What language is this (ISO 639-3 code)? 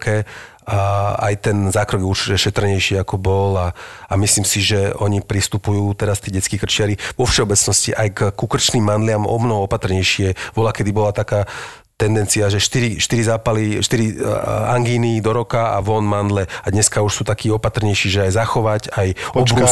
slk